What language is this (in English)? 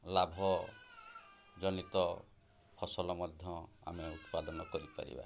Odia